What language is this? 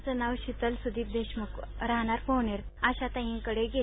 Marathi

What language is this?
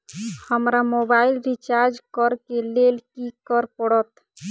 Maithili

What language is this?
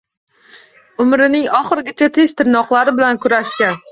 Uzbek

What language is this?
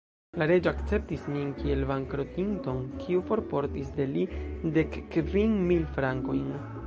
Esperanto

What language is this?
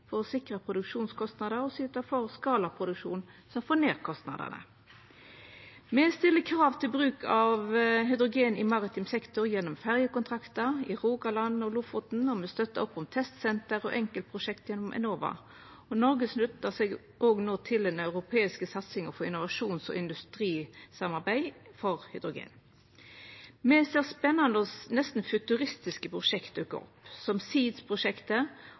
Norwegian Nynorsk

